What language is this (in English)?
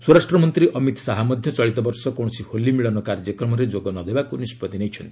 Odia